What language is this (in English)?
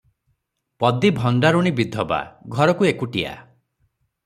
Odia